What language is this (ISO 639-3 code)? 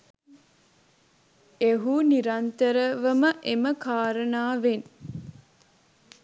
sin